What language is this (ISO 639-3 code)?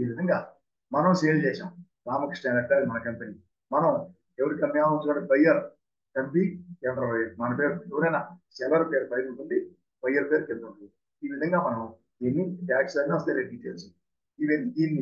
tel